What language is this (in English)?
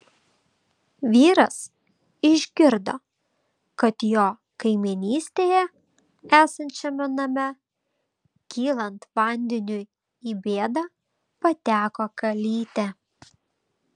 Lithuanian